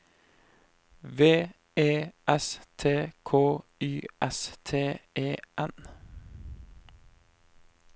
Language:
Norwegian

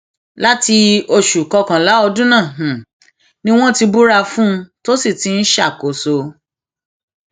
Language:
Yoruba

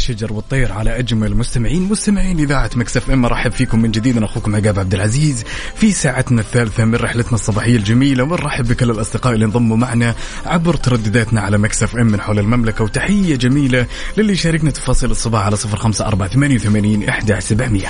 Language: Arabic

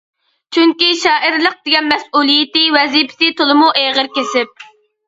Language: Uyghur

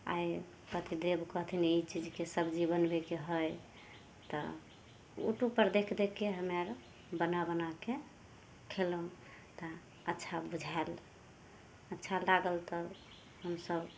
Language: Maithili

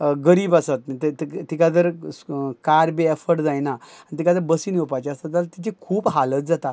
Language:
Konkani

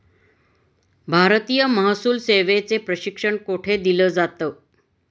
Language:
Marathi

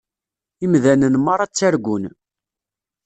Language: Kabyle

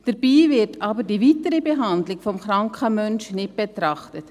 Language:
Swiss German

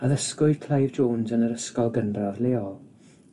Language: Welsh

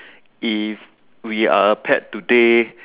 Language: English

